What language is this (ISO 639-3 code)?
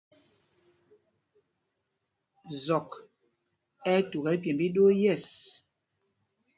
mgg